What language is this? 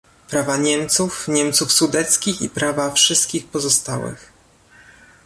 Polish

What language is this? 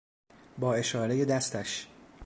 Persian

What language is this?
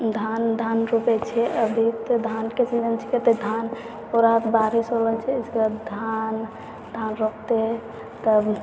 Maithili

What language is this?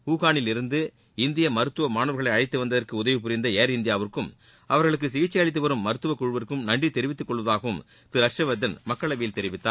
Tamil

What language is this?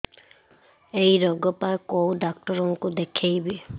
Odia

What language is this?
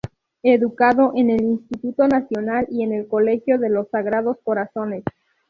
Spanish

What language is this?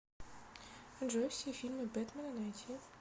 Russian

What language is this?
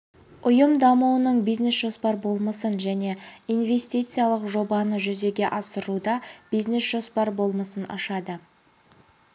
Kazakh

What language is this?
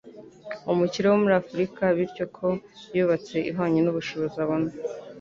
Kinyarwanda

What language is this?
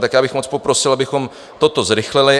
Czech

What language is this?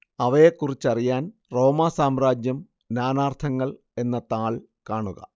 Malayalam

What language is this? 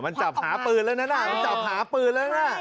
Thai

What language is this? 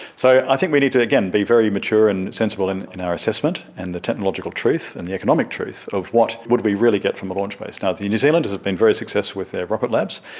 English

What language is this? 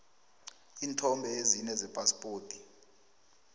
South Ndebele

